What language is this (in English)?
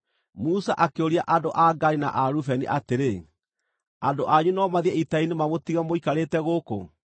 Kikuyu